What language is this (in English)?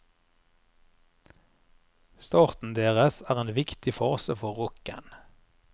Norwegian